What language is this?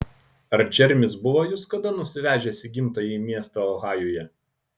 Lithuanian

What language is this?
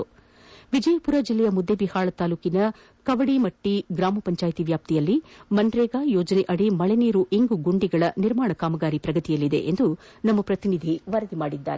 Kannada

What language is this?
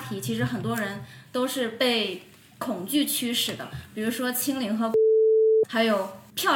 Chinese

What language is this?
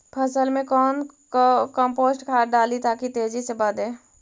Magahi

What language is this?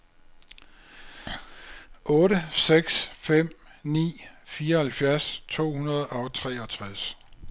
Danish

